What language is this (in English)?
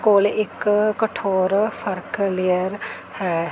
Punjabi